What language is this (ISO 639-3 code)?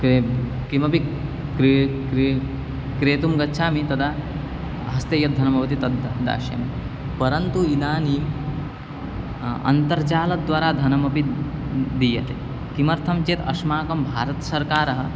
san